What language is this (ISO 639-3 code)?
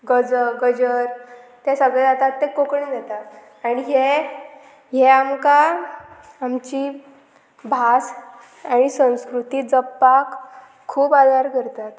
kok